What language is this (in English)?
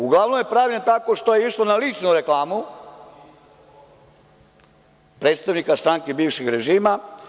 Serbian